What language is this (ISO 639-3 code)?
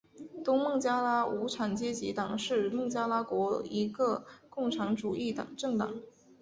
zho